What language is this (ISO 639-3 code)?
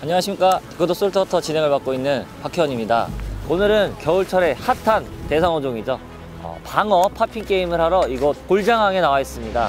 kor